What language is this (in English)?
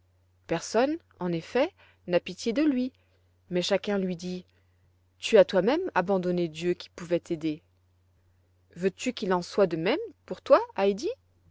French